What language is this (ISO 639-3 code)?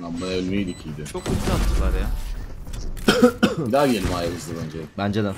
tur